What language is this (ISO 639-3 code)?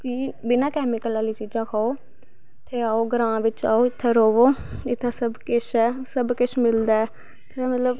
doi